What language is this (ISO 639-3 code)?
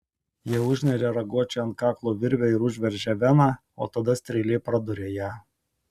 lit